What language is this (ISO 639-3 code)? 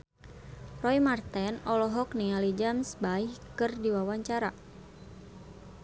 sun